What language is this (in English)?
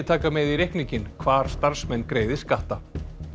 Icelandic